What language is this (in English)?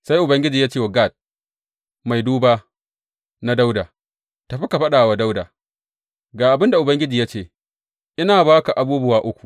Hausa